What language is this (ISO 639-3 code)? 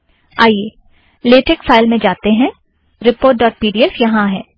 hin